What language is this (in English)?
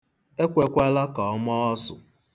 Igbo